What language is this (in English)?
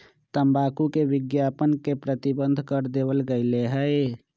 Magahi